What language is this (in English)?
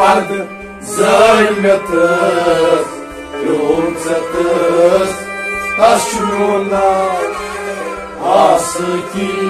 Punjabi